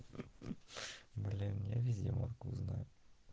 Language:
Russian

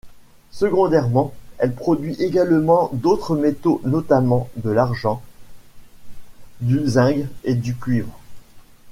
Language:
French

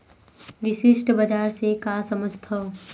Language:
Chhattisgarhi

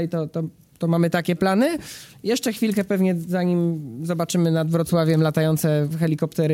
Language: Polish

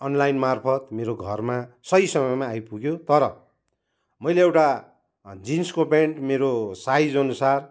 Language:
Nepali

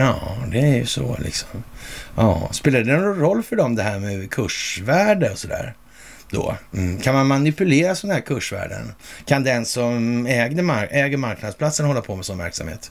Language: Swedish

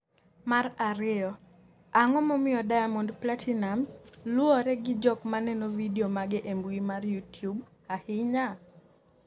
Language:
Luo (Kenya and Tanzania)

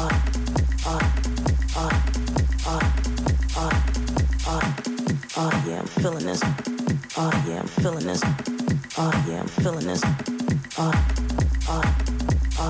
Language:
Dutch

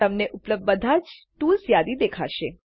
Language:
Gujarati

